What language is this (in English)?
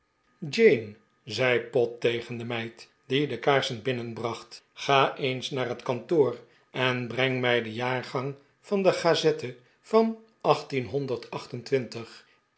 Dutch